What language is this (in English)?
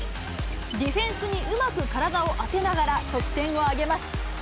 Japanese